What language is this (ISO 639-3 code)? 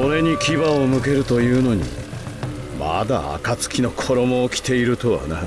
jpn